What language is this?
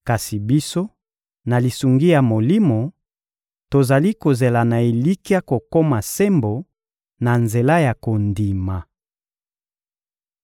Lingala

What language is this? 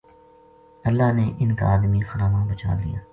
Gujari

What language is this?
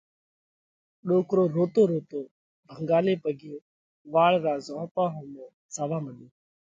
Parkari Koli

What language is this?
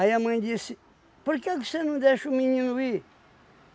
Portuguese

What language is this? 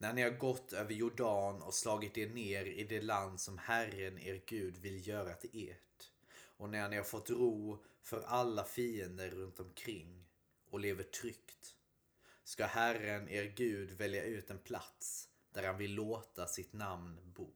Swedish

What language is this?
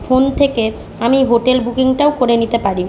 Bangla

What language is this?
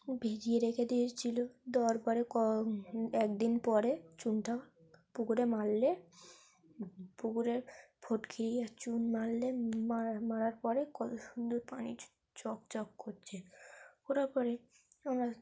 Bangla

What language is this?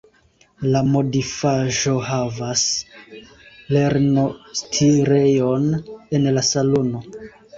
Esperanto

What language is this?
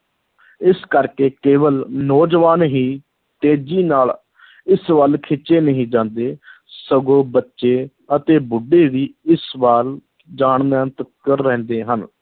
Punjabi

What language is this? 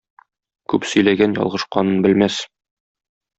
Tatar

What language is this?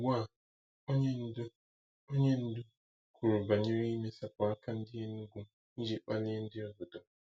Igbo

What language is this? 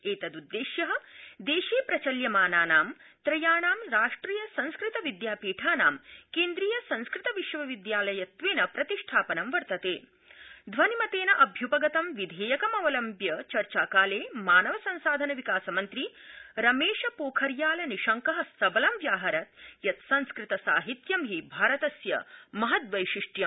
Sanskrit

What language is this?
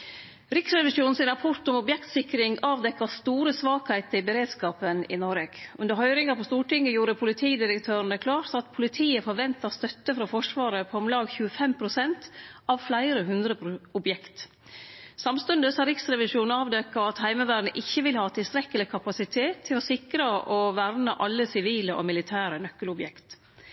Norwegian Nynorsk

